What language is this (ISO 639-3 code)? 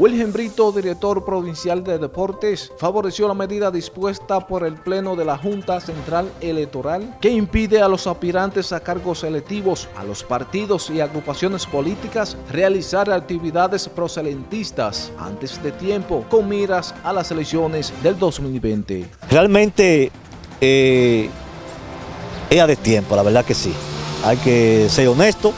spa